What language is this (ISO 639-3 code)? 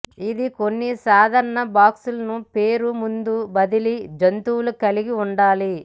tel